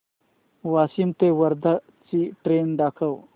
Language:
Marathi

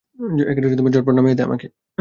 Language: Bangla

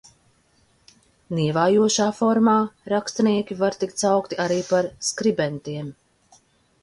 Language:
Latvian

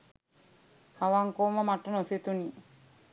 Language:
Sinhala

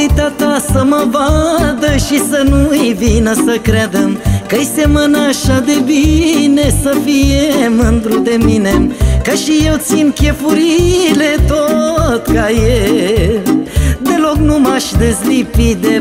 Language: Romanian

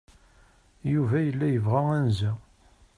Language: Kabyle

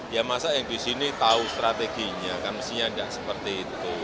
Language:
Indonesian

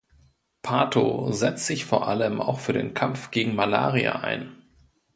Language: German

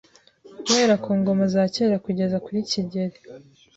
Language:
Kinyarwanda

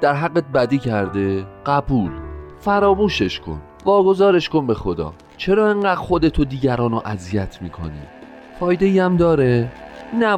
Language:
Persian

